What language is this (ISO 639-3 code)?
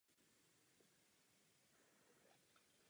ces